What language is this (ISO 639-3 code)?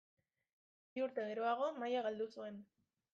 eus